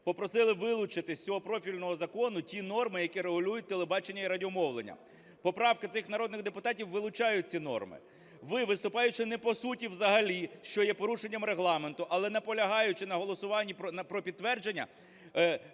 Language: Ukrainian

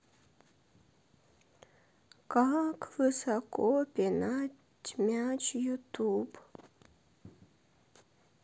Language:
Russian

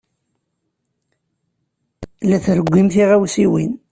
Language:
Kabyle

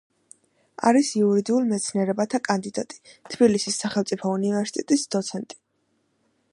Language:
Georgian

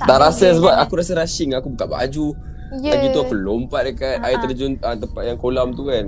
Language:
Malay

